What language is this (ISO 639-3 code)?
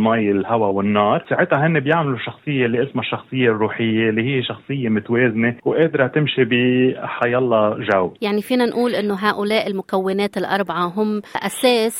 ara